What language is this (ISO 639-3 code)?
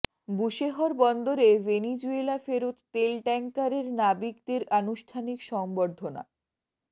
ben